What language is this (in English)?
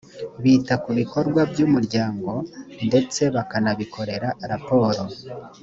Kinyarwanda